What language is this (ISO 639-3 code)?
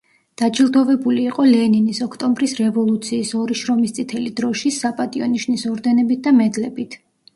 kat